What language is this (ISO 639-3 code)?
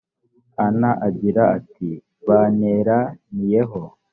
kin